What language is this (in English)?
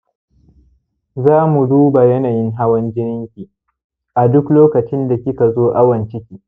Hausa